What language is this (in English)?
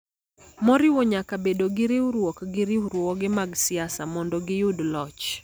Luo (Kenya and Tanzania)